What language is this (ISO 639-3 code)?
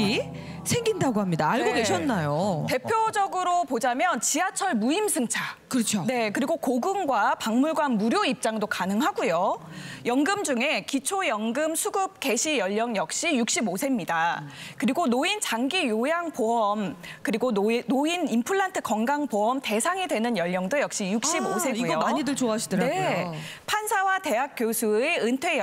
kor